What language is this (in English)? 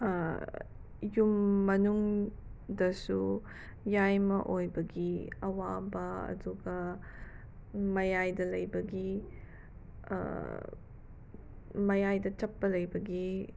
Manipuri